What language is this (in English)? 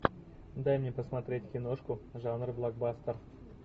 Russian